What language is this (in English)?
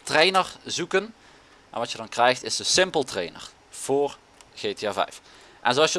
Dutch